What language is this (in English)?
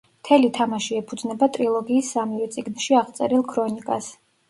Georgian